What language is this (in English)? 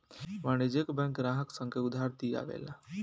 Bhojpuri